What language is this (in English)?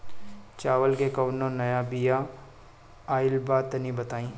Bhojpuri